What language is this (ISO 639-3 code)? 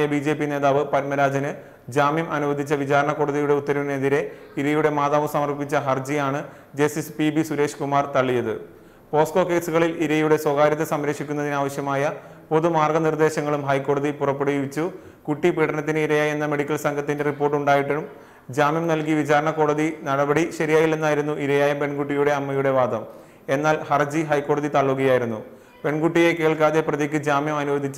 hin